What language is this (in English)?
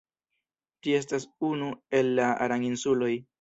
Esperanto